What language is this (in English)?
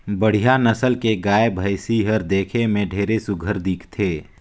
Chhattisgarhi